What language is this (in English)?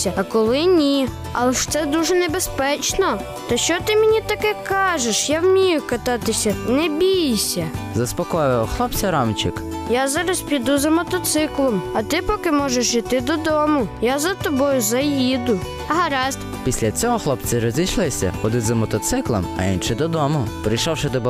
Ukrainian